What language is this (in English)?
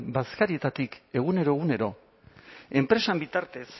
Basque